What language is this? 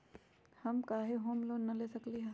Magahi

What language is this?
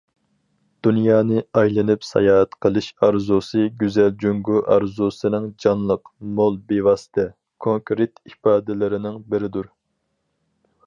Uyghur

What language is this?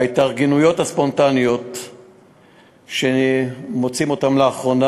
Hebrew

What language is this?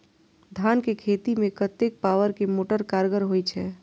Maithili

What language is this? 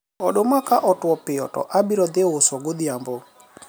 Luo (Kenya and Tanzania)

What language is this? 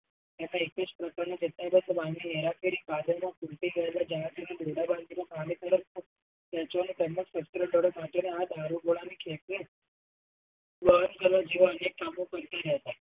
Gujarati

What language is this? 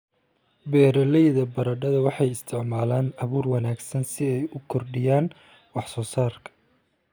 Somali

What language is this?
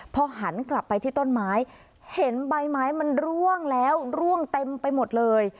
Thai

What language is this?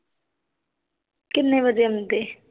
Punjabi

